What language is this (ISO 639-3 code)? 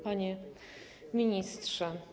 pol